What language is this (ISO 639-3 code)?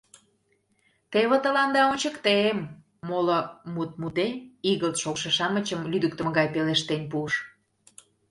chm